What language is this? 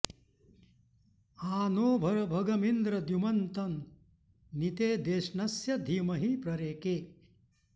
Sanskrit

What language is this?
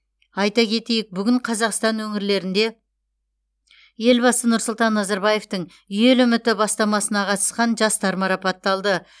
Kazakh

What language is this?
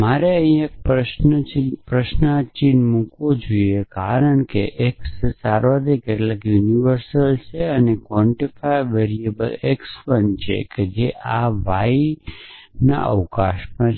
Gujarati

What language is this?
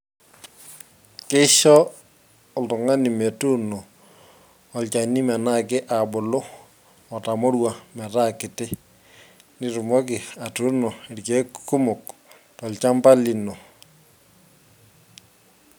Masai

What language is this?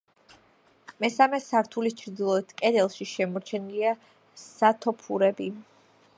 Georgian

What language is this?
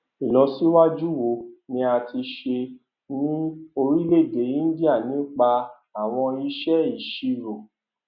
Yoruba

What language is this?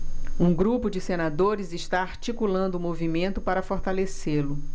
Portuguese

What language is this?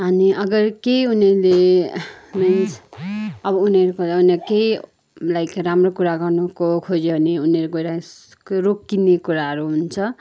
Nepali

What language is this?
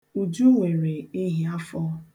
Igbo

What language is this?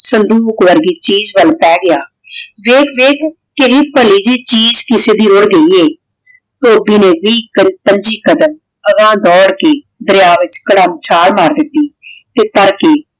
Punjabi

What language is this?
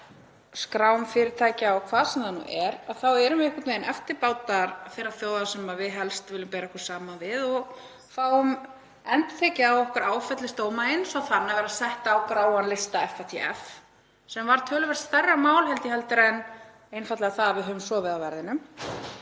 Icelandic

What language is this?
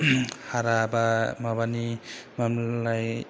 Bodo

